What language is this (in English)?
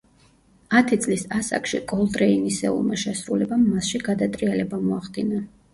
Georgian